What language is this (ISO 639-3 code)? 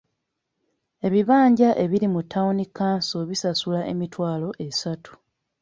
lug